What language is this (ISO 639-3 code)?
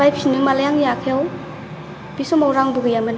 brx